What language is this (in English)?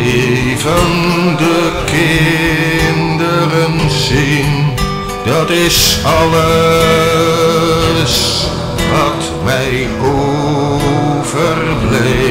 Dutch